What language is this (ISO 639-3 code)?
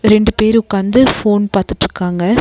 tam